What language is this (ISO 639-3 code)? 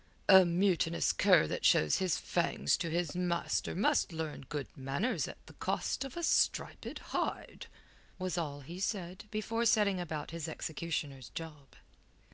eng